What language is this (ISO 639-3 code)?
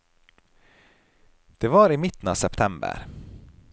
nor